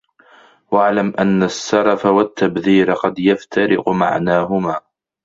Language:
Arabic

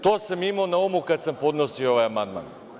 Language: Serbian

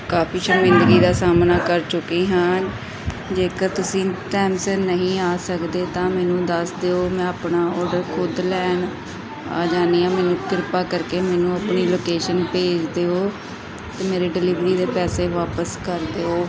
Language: Punjabi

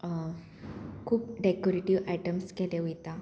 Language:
Konkani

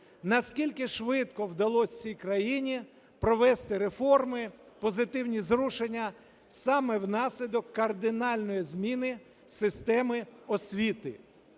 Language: Ukrainian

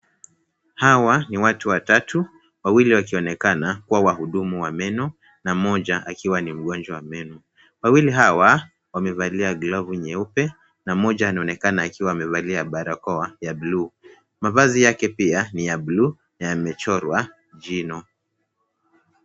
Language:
Swahili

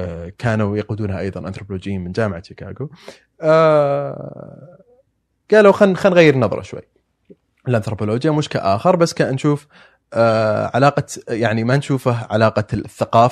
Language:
Arabic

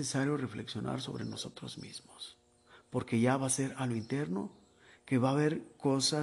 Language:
Spanish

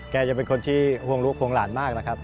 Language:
Thai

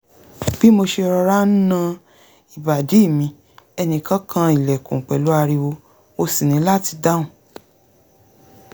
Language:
Yoruba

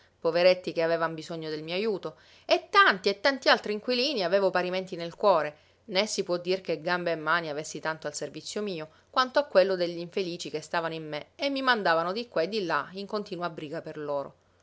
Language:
Italian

